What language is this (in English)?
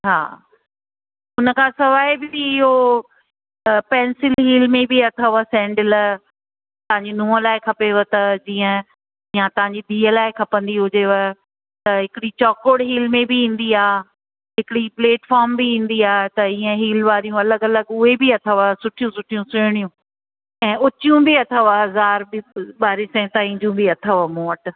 Sindhi